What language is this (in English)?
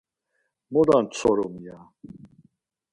Laz